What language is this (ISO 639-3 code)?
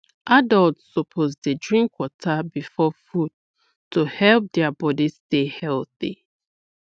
pcm